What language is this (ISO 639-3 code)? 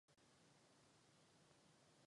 ces